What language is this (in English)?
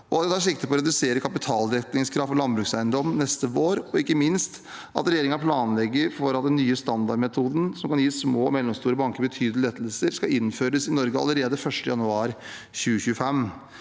Norwegian